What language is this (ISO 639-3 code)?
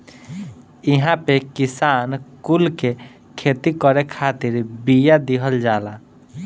bho